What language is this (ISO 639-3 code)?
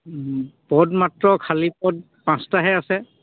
asm